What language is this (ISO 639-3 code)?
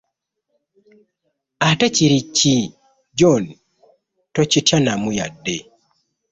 lug